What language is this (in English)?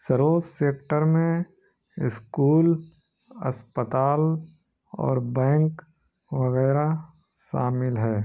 Urdu